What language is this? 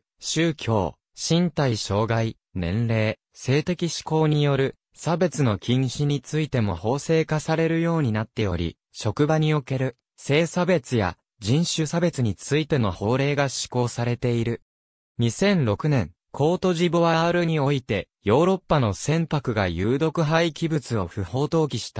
Japanese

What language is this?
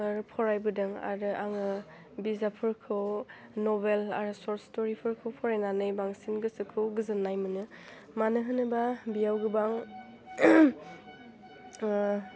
Bodo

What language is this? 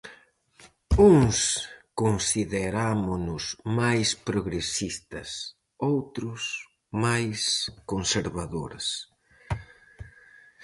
Galician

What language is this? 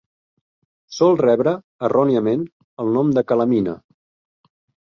Catalan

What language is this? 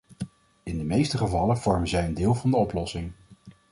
Dutch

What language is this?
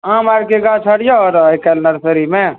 Maithili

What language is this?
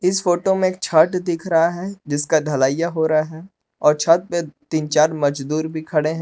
Hindi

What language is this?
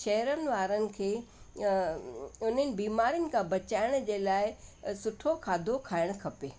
Sindhi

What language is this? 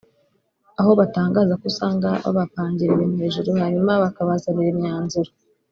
Kinyarwanda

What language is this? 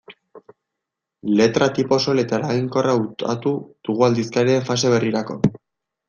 Basque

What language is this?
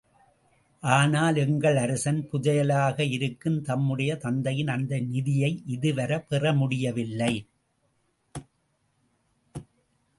Tamil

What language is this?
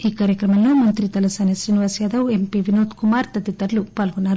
Telugu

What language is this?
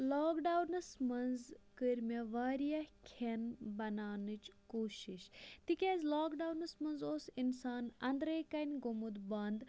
Kashmiri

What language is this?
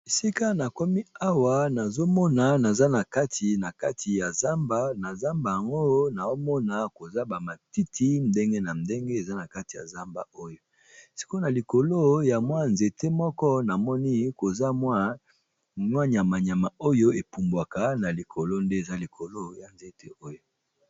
Lingala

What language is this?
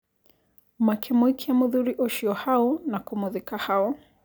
Kikuyu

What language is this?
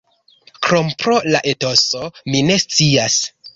Esperanto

